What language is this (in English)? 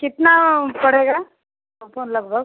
Hindi